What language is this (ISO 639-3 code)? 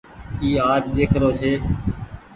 gig